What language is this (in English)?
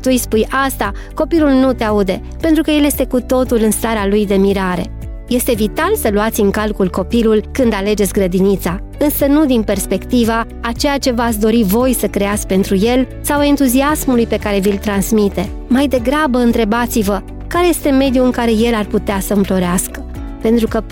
Romanian